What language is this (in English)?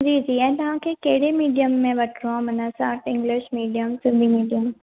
Sindhi